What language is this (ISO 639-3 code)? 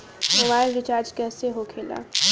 bho